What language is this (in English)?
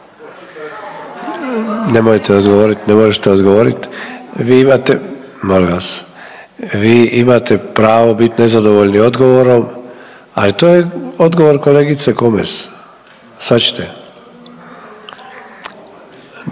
Croatian